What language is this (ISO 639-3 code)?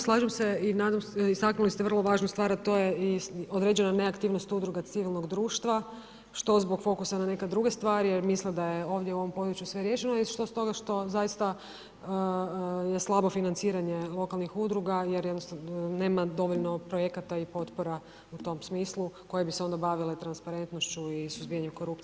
hrv